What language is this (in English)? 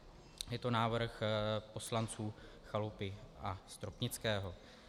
Czech